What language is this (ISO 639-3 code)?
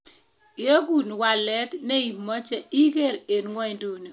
kln